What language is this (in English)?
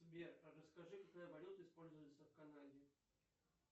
Russian